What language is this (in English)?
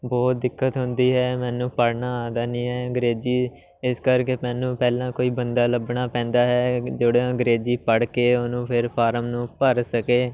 Punjabi